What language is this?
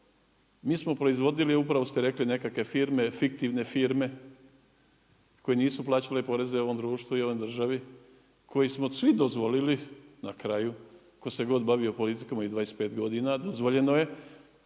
Croatian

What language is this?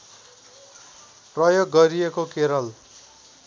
Nepali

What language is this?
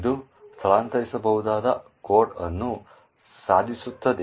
Kannada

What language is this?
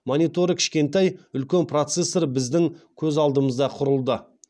Kazakh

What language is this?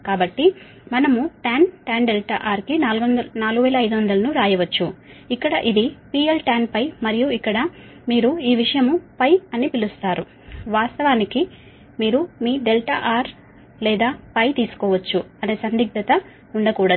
Telugu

